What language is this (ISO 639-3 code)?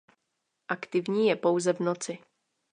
ces